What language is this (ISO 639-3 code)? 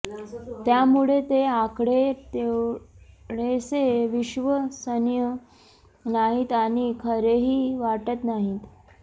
mar